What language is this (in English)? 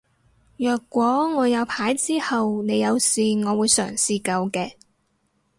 Cantonese